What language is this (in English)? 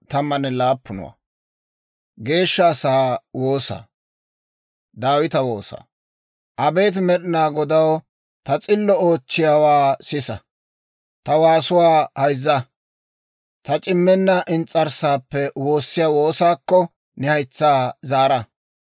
Dawro